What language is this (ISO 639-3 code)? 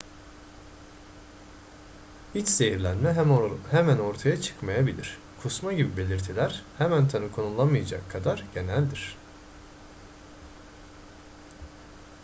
tur